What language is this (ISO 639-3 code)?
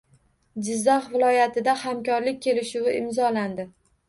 uzb